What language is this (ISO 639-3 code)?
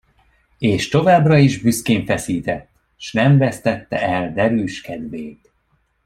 hun